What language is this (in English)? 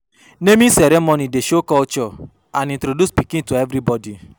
Nigerian Pidgin